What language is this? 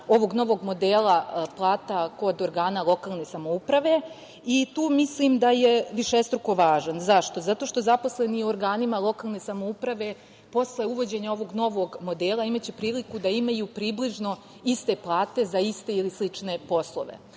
Serbian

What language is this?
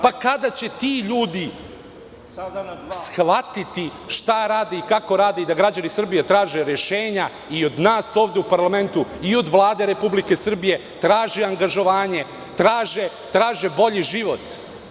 Serbian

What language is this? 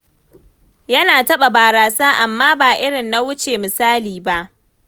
Hausa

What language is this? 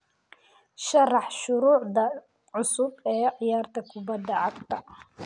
Somali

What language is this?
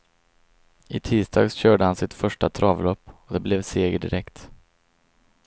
Swedish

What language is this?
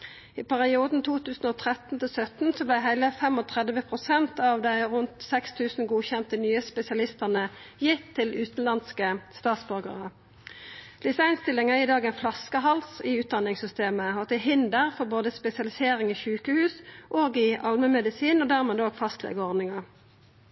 Norwegian Nynorsk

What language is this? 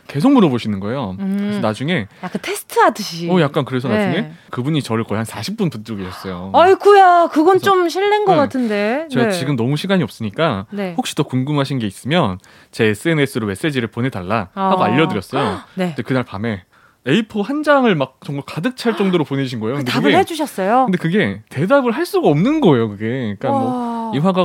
Korean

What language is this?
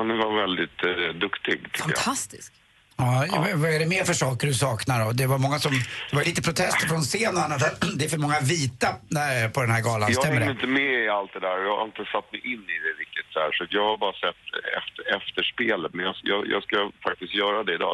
Swedish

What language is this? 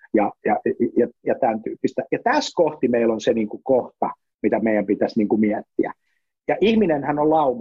Finnish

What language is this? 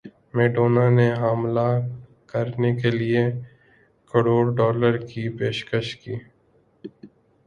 Urdu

